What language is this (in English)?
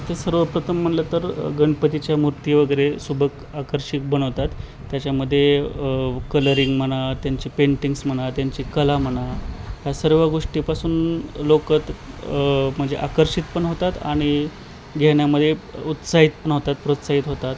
Marathi